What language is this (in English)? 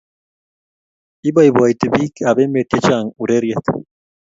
Kalenjin